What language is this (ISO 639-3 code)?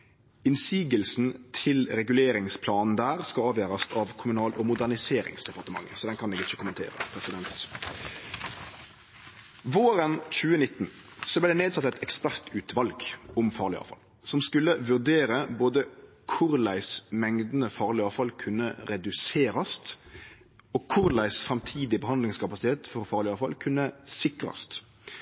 nno